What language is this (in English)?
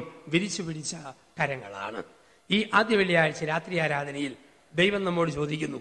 Malayalam